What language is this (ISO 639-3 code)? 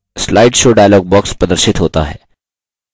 hin